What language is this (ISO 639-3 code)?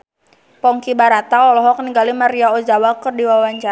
sun